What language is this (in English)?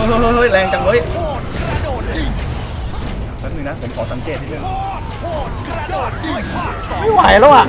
Thai